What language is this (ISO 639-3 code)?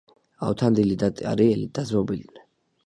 kat